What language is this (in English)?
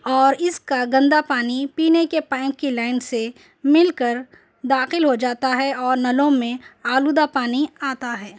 Urdu